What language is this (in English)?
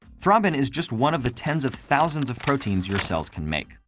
English